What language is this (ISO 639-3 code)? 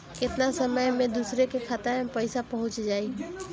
bho